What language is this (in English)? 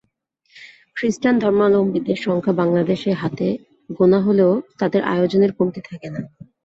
Bangla